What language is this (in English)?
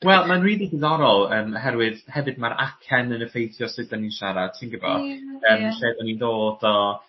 Welsh